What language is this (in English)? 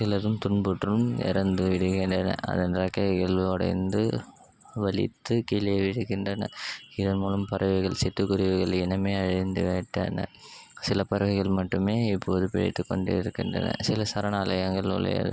Tamil